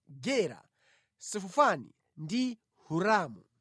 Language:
Nyanja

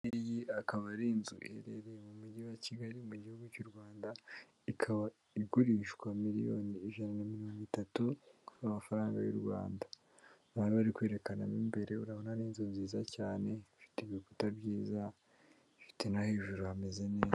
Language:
Kinyarwanda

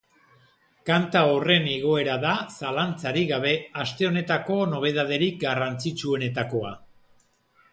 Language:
Basque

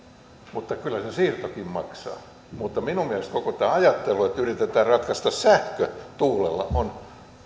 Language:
Finnish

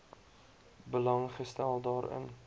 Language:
Afrikaans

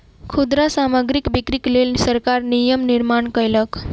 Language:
Maithili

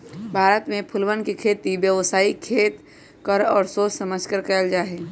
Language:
Magahi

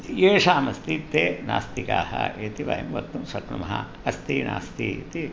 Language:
Sanskrit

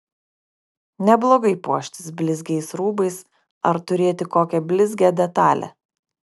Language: Lithuanian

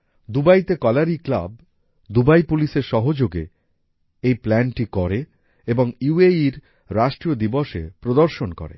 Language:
Bangla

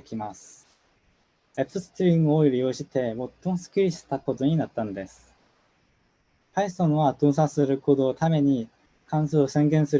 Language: Japanese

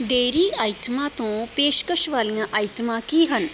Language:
Punjabi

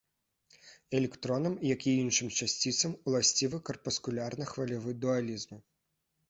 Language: Belarusian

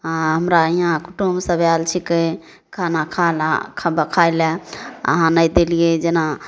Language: Maithili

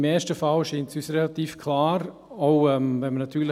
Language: Swiss German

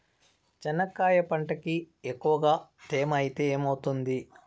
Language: Telugu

